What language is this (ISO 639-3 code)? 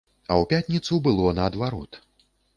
bel